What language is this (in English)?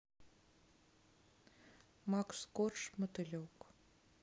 Russian